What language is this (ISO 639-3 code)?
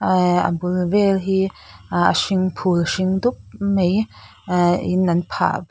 lus